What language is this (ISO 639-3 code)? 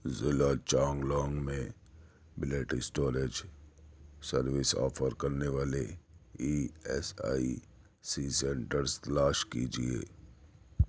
urd